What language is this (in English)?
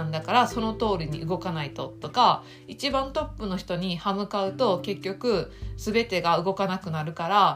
Japanese